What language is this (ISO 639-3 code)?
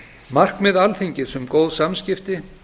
isl